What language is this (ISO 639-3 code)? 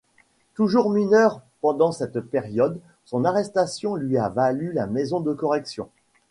fra